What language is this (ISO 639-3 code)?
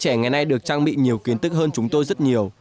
vie